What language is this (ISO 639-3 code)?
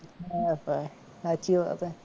guj